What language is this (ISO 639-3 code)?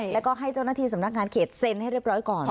tha